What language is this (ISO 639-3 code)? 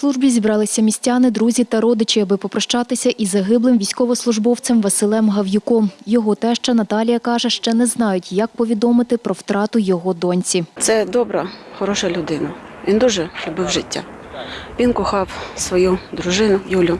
ukr